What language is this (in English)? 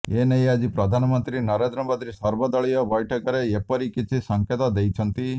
Odia